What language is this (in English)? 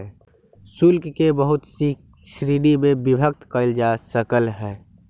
Magahi